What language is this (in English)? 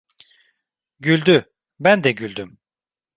Turkish